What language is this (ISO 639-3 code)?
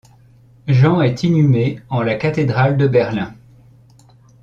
fra